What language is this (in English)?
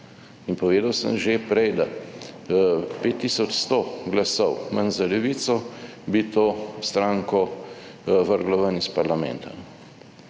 Slovenian